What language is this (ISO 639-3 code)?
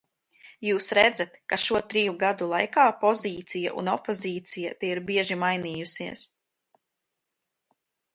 lav